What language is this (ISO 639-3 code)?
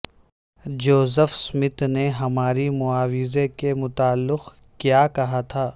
urd